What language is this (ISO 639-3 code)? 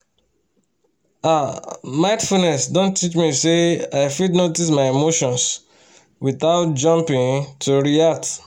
pcm